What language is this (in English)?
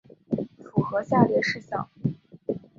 Chinese